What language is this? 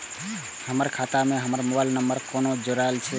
Maithili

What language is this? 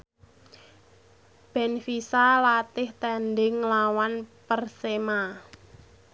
Javanese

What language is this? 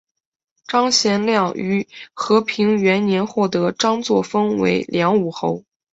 Chinese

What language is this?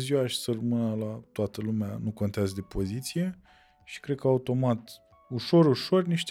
Romanian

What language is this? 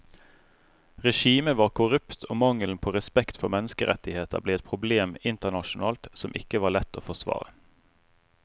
Norwegian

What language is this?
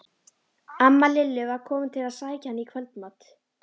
Icelandic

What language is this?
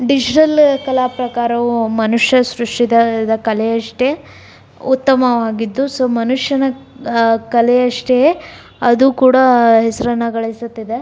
Kannada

